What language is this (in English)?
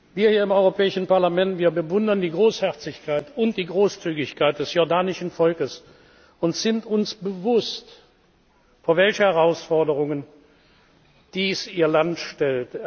German